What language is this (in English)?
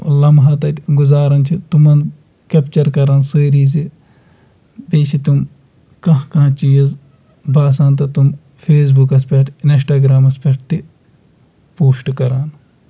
Kashmiri